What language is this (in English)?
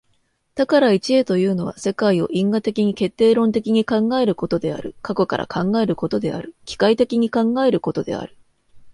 Japanese